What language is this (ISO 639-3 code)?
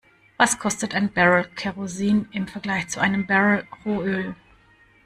deu